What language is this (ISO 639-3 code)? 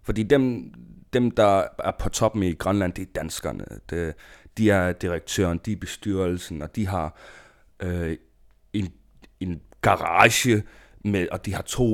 dan